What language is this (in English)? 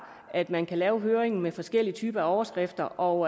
Danish